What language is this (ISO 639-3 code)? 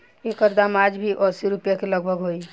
bho